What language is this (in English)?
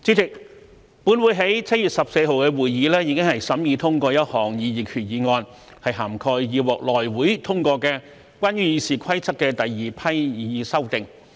Cantonese